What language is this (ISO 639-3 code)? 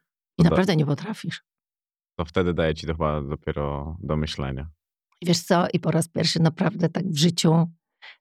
pol